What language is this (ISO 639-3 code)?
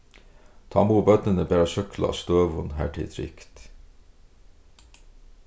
fao